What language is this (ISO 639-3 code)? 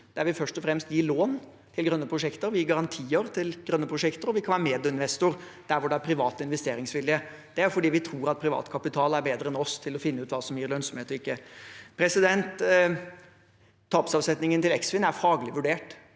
nor